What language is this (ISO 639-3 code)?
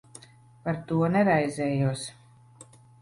lav